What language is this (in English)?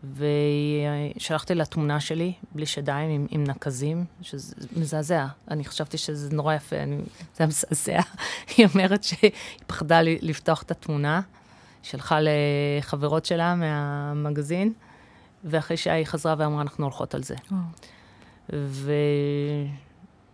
Hebrew